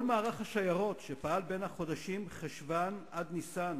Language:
Hebrew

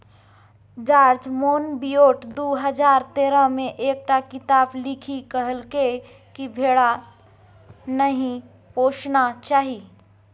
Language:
Maithili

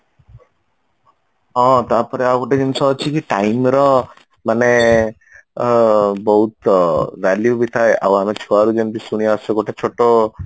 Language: Odia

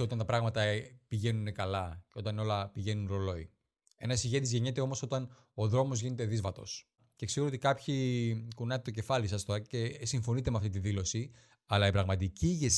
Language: Greek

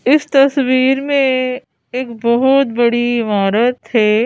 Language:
Hindi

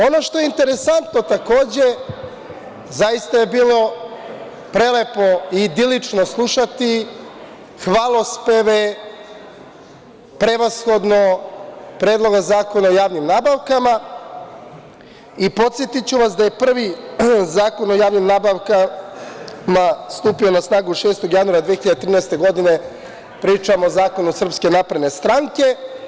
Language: Serbian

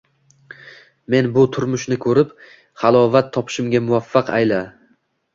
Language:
Uzbek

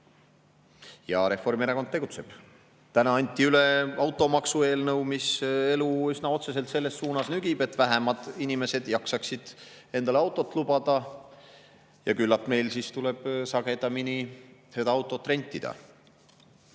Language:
Estonian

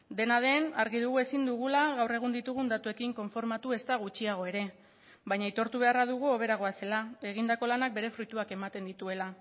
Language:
Basque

